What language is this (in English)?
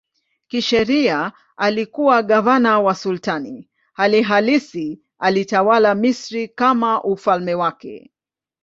Swahili